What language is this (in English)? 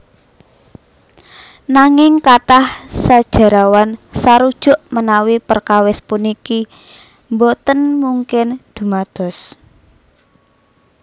Javanese